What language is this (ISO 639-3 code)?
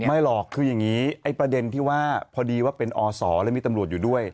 tha